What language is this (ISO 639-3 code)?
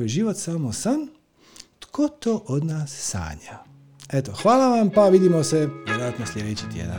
hrv